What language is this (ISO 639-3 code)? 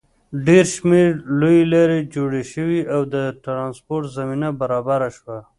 pus